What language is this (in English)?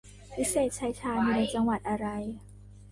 Thai